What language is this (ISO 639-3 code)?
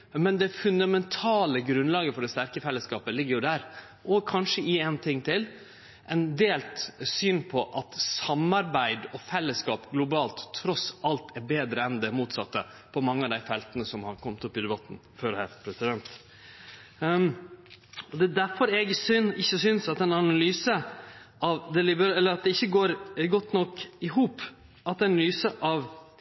nno